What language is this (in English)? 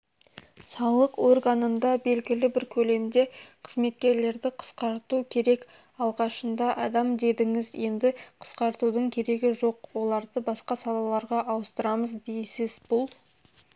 Kazakh